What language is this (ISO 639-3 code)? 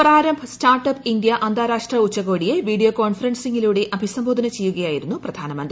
mal